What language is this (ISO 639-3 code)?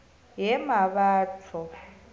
nbl